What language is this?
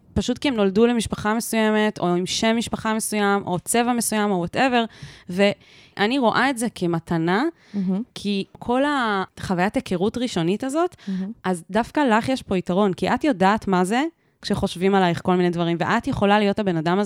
Hebrew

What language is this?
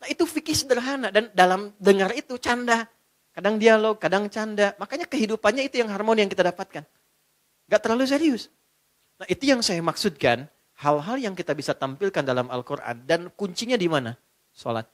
Indonesian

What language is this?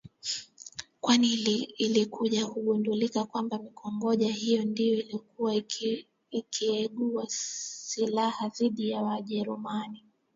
Swahili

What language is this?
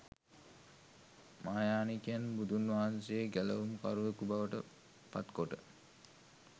Sinhala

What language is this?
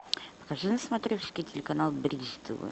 Russian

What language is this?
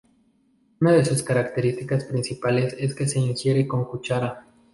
Spanish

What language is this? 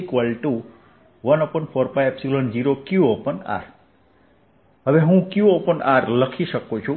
Gujarati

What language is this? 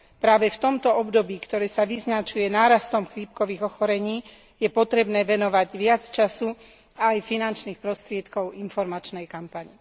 Slovak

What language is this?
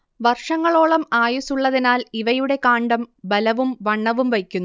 Malayalam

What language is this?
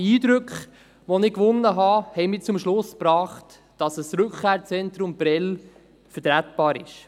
Swiss German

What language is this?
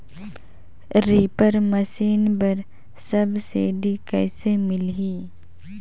Chhattisgarhi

